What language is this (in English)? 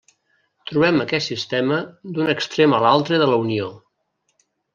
Catalan